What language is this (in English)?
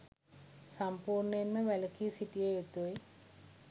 Sinhala